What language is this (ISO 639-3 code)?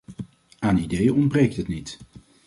nld